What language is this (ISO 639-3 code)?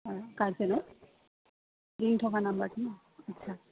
asm